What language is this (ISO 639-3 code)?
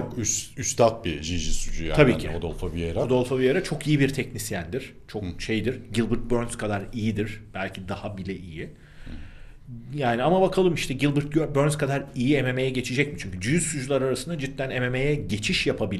tur